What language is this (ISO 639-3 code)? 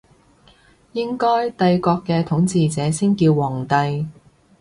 yue